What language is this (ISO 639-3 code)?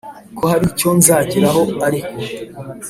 kin